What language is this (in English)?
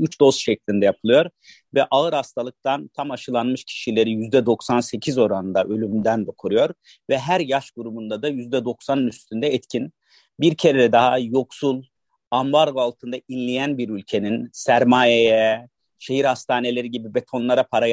Turkish